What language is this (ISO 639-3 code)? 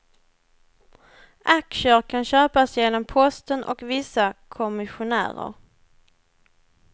swe